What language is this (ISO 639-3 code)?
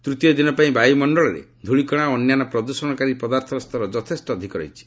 ori